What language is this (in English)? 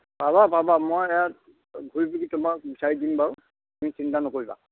Assamese